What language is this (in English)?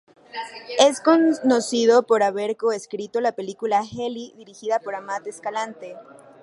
Spanish